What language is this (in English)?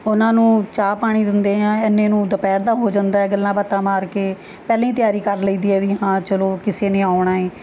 Punjabi